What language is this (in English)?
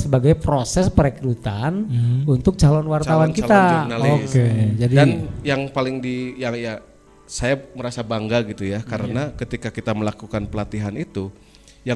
Indonesian